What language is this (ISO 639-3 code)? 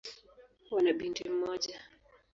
swa